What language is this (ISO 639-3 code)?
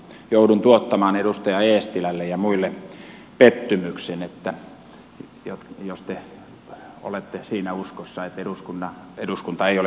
fin